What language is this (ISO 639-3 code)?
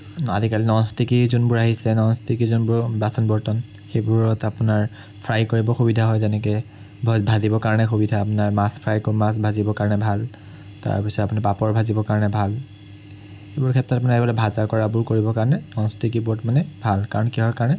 asm